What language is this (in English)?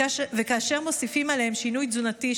Hebrew